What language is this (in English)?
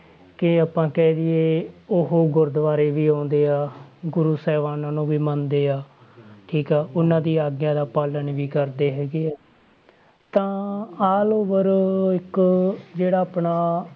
Punjabi